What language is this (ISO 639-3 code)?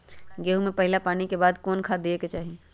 mag